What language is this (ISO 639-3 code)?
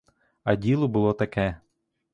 ukr